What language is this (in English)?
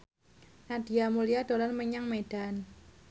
Javanese